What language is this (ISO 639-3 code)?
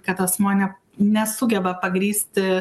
lit